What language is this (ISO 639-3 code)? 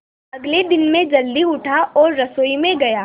hin